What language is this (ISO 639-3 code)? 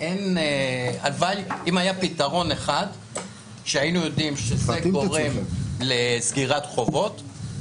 heb